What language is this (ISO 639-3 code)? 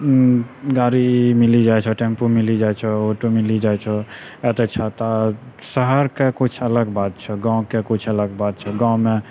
mai